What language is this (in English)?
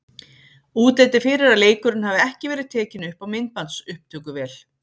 Icelandic